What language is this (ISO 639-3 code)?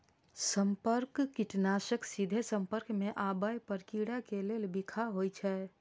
mai